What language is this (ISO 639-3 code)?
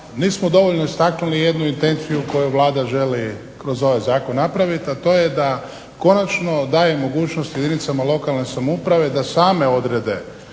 hrv